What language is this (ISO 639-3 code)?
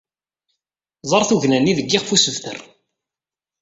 kab